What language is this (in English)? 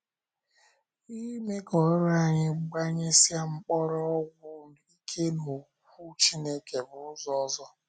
Igbo